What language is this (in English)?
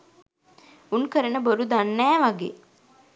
Sinhala